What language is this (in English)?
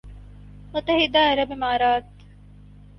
Urdu